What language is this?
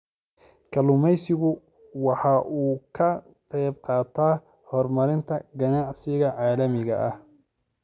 Somali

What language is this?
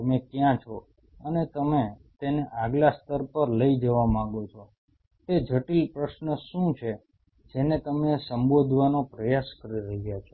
Gujarati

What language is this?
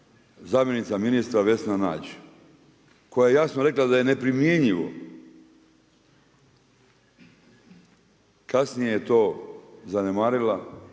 Croatian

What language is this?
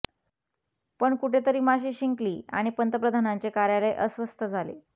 Marathi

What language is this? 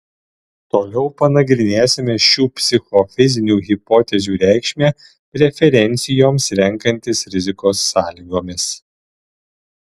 Lithuanian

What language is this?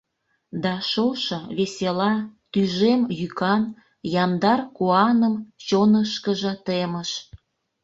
Mari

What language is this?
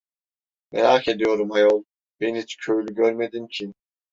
Turkish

